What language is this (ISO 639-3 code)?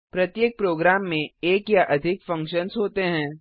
hin